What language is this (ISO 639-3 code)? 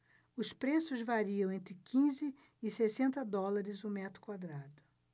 por